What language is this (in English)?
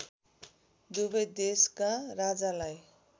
Nepali